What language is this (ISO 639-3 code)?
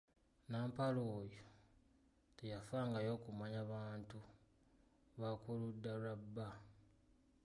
lug